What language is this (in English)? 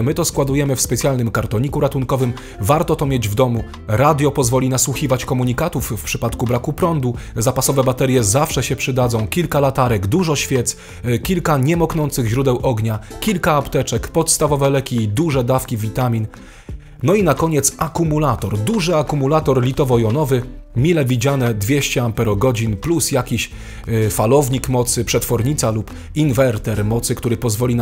Polish